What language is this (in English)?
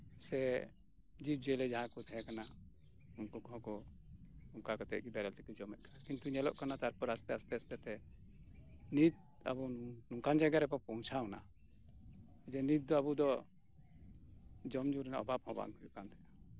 Santali